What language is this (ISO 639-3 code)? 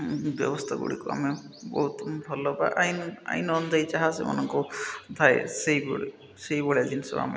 ori